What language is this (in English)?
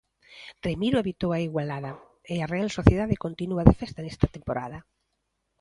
Galician